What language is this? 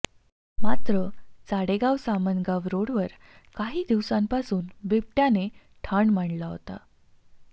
Marathi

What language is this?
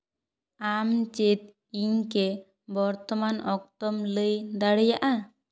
Santali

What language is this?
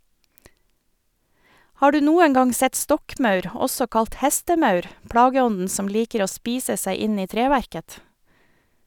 Norwegian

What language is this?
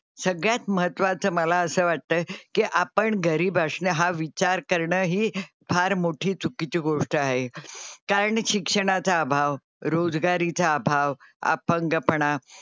Marathi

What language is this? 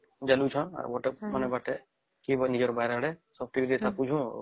Odia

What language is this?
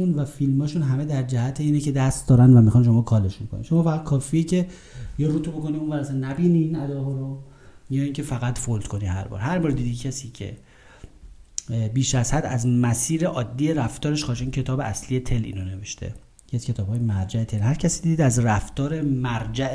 Persian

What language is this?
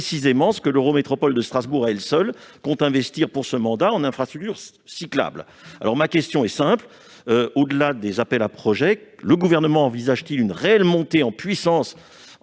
French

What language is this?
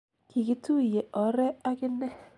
Kalenjin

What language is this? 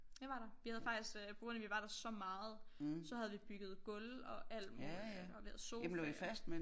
Danish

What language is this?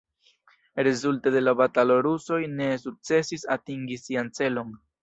Esperanto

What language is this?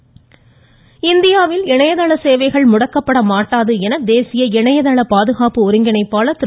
Tamil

